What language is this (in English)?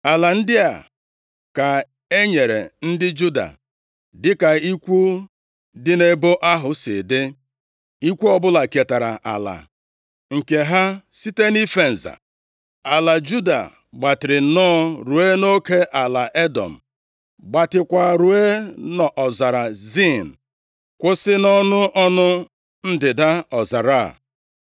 Igbo